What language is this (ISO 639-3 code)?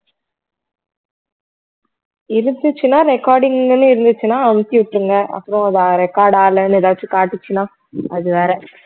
tam